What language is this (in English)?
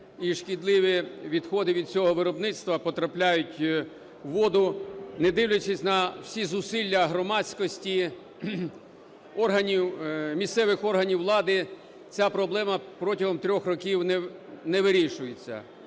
Ukrainian